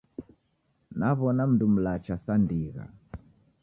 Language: Taita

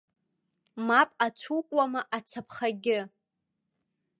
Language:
Abkhazian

